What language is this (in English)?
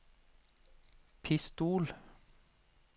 Norwegian